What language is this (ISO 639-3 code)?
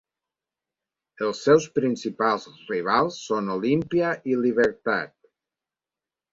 cat